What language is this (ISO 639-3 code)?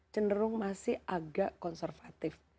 ind